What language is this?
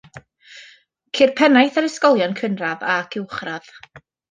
Welsh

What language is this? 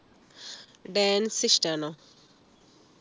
Malayalam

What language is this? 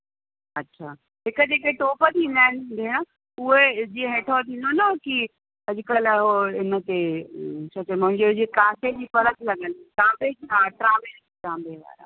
Sindhi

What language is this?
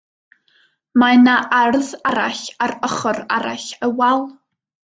Welsh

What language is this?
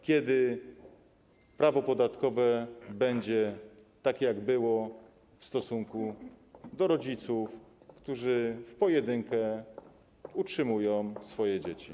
Polish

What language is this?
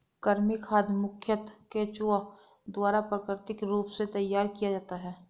Hindi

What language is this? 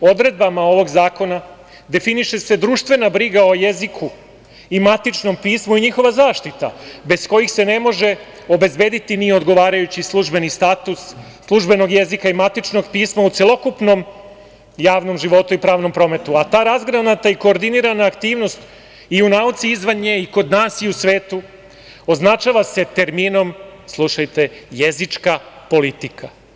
Serbian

